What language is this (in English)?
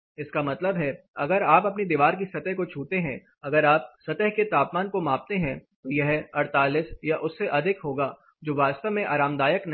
Hindi